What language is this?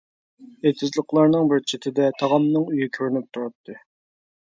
Uyghur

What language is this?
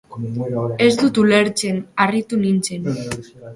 Basque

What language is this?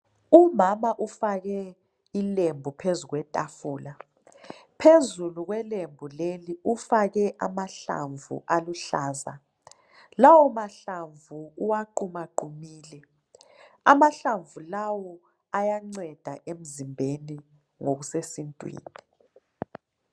North Ndebele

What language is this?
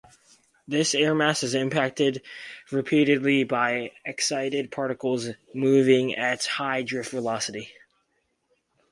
English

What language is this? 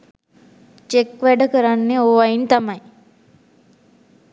Sinhala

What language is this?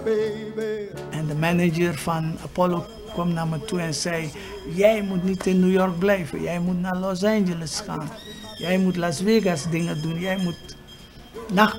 Dutch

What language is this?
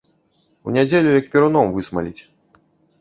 Belarusian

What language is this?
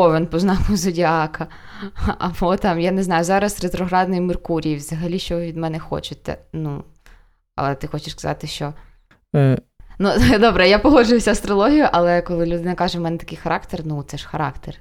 Ukrainian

